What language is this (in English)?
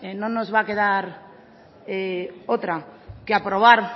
Spanish